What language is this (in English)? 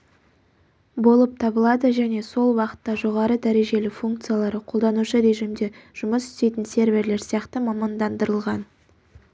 Kazakh